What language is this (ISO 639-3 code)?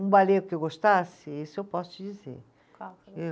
por